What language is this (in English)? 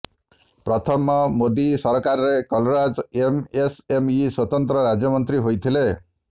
Odia